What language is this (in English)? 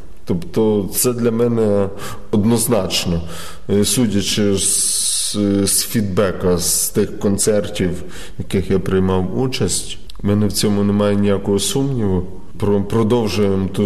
Ukrainian